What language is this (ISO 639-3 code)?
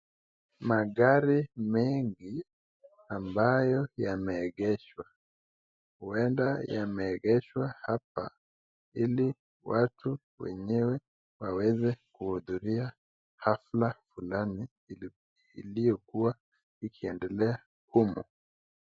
swa